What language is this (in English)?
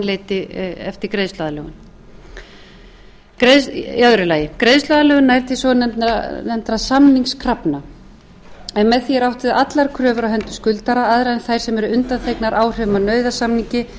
Icelandic